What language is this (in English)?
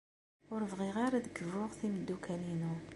Kabyle